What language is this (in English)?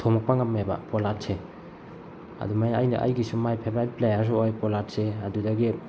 Manipuri